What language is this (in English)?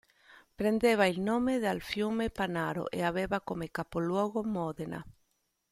Italian